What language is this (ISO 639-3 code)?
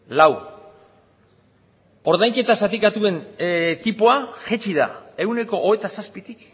eus